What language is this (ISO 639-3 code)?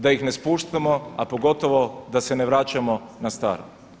hrv